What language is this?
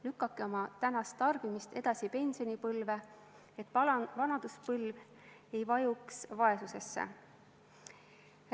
Estonian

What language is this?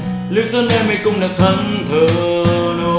Vietnamese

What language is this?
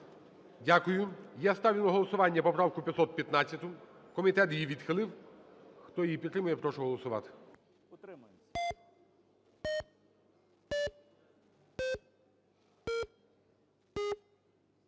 Ukrainian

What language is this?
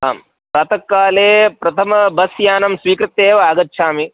Sanskrit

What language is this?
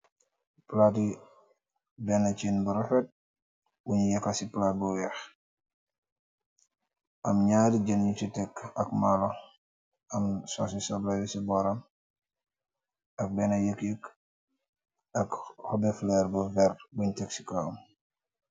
Wolof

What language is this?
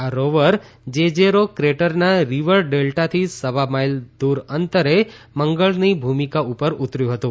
Gujarati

